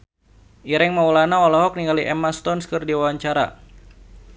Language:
Sundanese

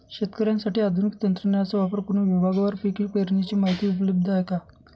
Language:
Marathi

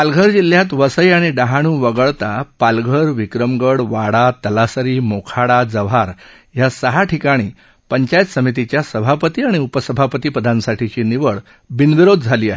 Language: Marathi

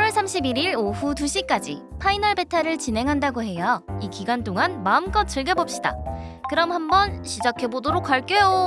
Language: Korean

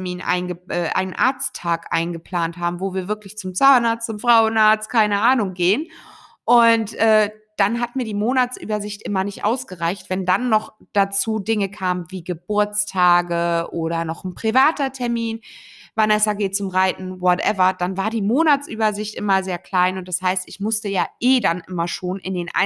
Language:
German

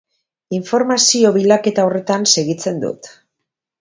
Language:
Basque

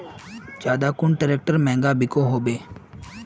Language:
Magahi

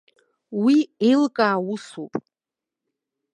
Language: Abkhazian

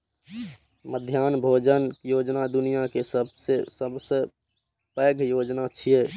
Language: Maithili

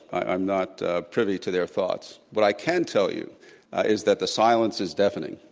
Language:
English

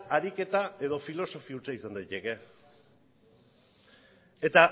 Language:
Basque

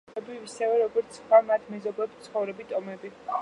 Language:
Georgian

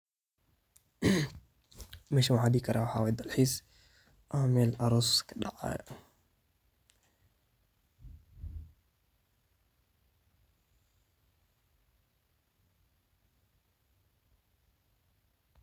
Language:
Somali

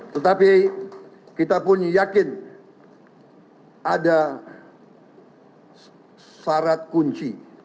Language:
Indonesian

